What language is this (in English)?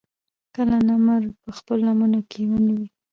Pashto